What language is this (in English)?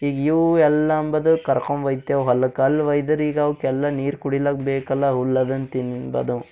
Kannada